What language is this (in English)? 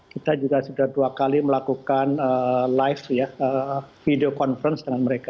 Indonesian